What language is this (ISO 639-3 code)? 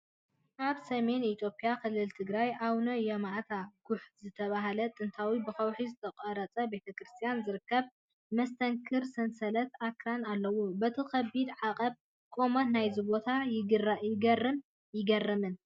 tir